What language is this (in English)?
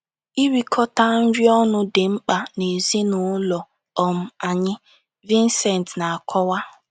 Igbo